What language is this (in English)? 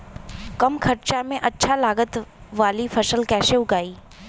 Bhojpuri